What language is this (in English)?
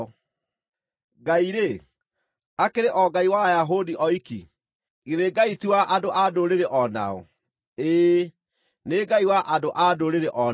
Kikuyu